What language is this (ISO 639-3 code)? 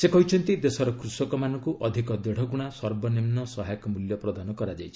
ori